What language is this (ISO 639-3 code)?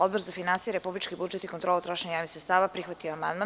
srp